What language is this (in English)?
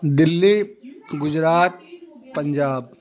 Urdu